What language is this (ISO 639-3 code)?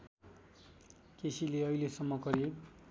nep